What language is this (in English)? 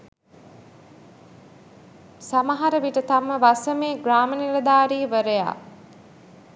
Sinhala